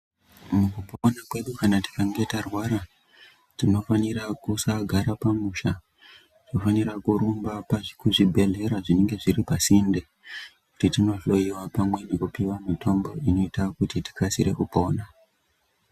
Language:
Ndau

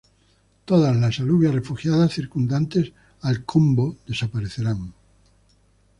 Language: Spanish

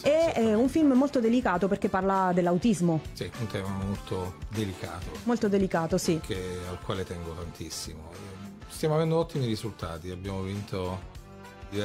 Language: Italian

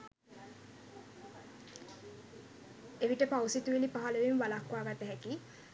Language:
Sinhala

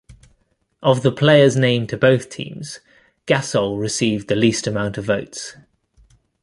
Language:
English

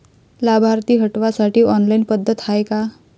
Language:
Marathi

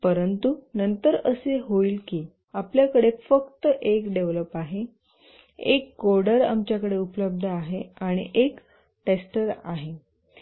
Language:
Marathi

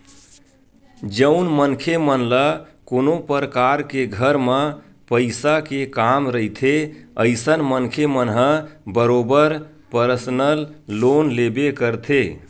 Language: Chhattisgarhi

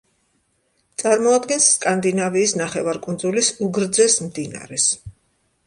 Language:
Georgian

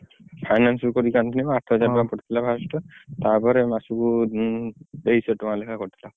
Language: Odia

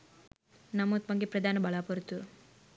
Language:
Sinhala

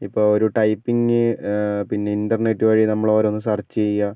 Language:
Malayalam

